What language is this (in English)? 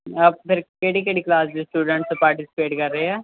Punjabi